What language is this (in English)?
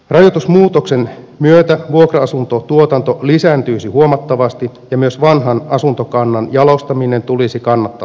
Finnish